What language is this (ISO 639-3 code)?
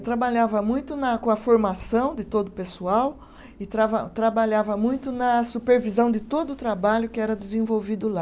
por